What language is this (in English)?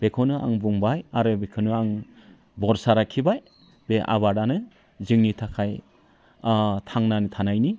Bodo